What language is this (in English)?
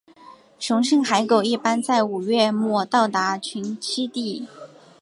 Chinese